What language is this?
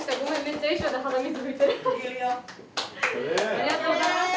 Japanese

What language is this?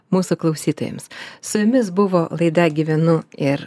Lithuanian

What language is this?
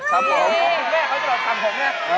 Thai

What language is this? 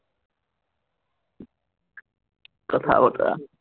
Assamese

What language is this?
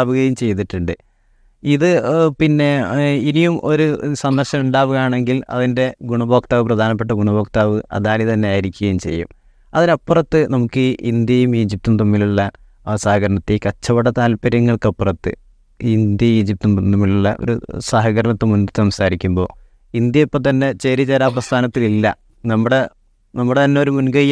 Malayalam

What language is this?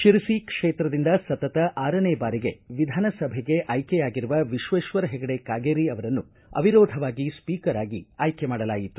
Kannada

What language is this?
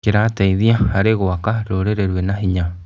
Kikuyu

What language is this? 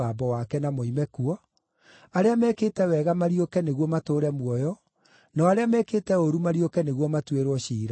Kikuyu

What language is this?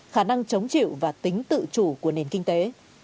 Vietnamese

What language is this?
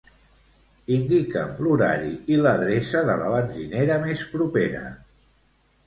Catalan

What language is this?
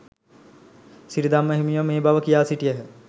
Sinhala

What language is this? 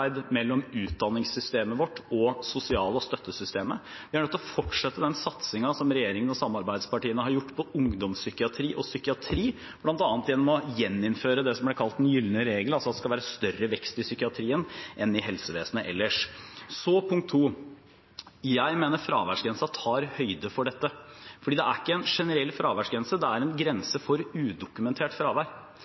Norwegian Bokmål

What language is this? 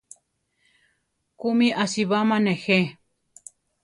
Central Tarahumara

